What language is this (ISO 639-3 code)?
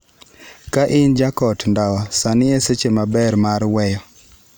luo